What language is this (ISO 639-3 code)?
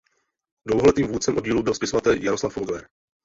ces